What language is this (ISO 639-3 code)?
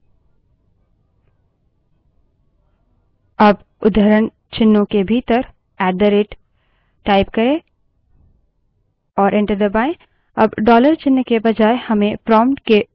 hin